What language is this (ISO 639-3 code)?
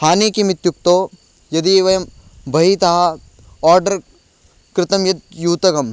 san